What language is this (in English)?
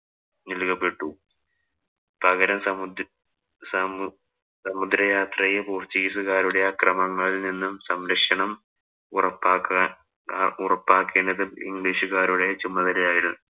Malayalam